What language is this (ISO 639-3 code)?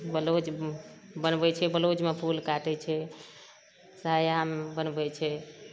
mai